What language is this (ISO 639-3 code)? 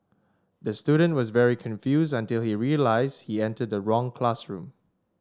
eng